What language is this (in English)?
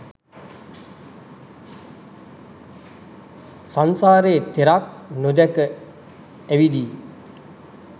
Sinhala